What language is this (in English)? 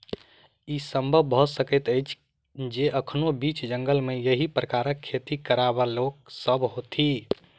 Maithili